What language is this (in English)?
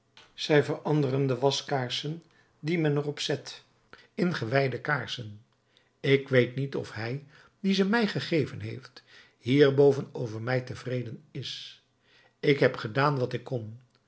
Dutch